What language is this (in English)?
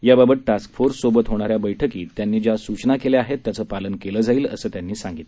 Marathi